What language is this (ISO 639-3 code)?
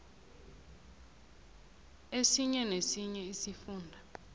nbl